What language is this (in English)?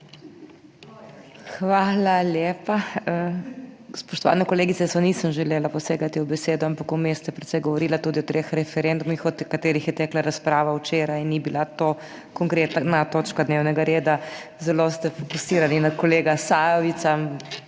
Slovenian